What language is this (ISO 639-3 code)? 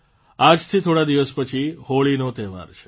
guj